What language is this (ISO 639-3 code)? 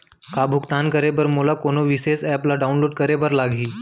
hne